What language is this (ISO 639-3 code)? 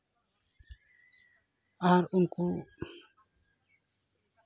sat